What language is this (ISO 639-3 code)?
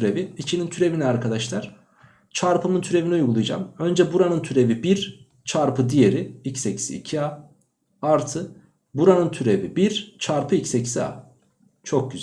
tur